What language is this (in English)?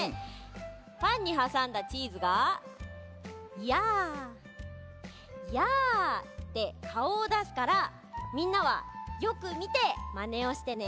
Japanese